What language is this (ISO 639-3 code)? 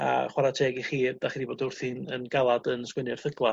cym